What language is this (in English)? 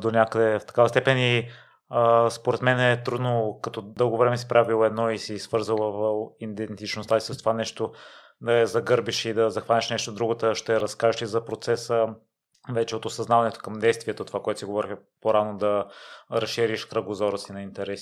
Bulgarian